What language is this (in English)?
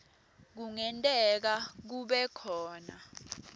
Swati